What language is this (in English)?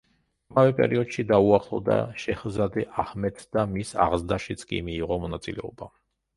Georgian